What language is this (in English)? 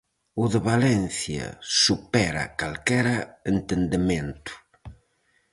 Galician